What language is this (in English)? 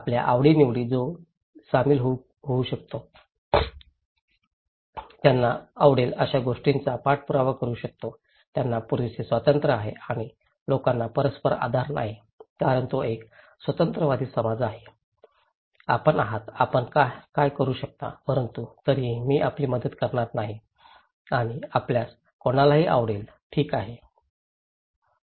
Marathi